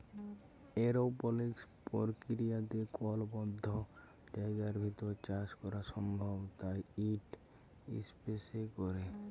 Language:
Bangla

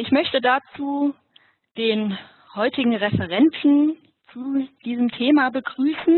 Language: German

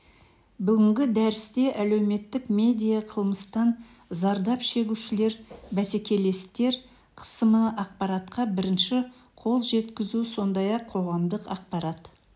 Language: Kazakh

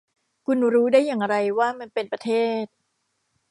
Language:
Thai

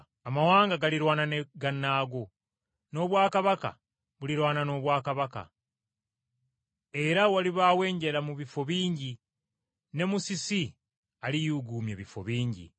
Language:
Ganda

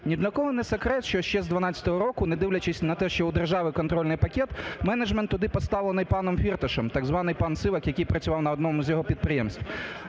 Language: Ukrainian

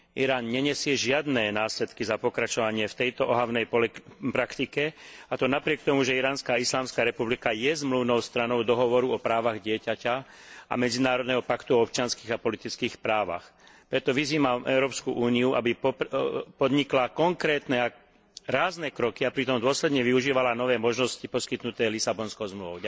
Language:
Slovak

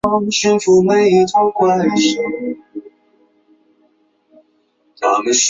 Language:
Chinese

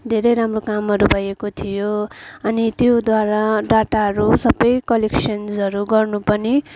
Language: Nepali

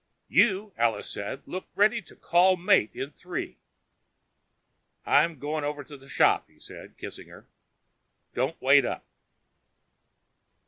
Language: English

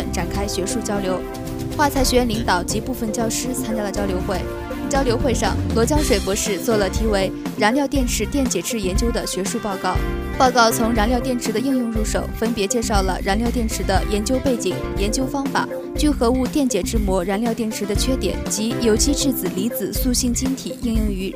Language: Chinese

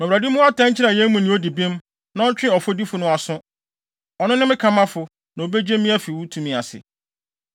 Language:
Akan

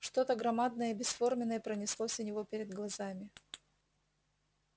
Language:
Russian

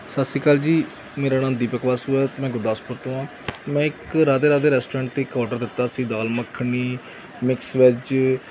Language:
Punjabi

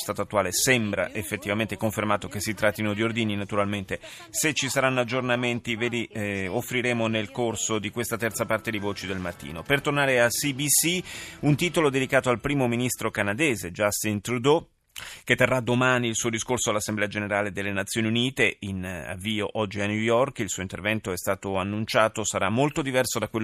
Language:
Italian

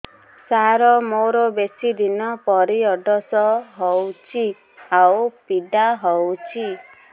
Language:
Odia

